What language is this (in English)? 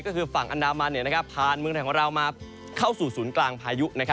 Thai